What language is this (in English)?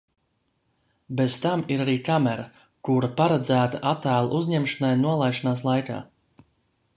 Latvian